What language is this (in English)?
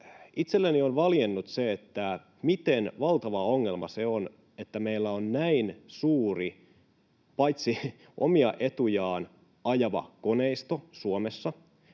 Finnish